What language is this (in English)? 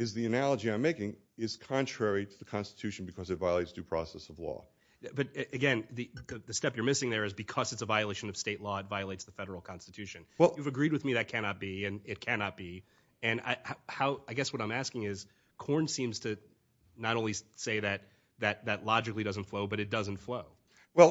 English